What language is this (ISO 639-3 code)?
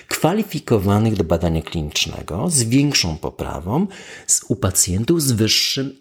pol